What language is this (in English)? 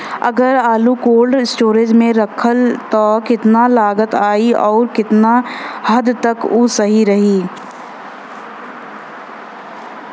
Bhojpuri